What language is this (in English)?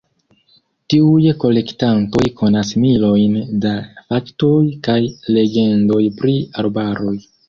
Esperanto